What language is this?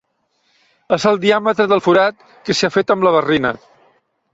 Catalan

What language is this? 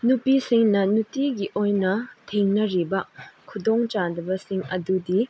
Manipuri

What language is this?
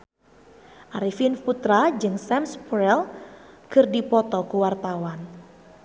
Sundanese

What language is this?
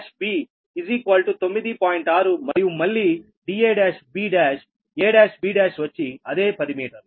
Telugu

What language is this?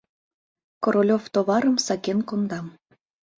Mari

